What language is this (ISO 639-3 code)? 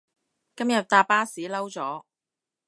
yue